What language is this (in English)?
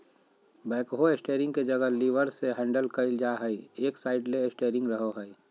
Magahi